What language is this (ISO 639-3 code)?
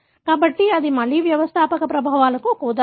tel